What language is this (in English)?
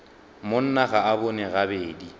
Northern Sotho